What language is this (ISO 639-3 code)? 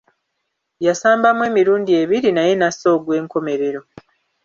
lug